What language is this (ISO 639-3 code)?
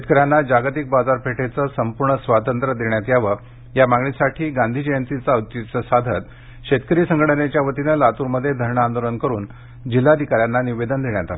mar